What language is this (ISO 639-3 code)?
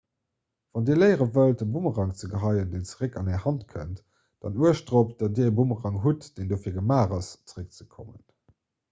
ltz